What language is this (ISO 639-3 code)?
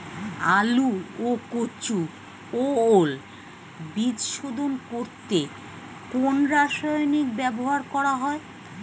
ben